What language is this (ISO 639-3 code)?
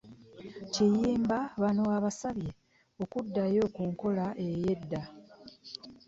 lug